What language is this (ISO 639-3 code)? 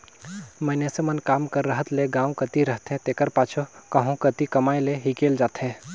hne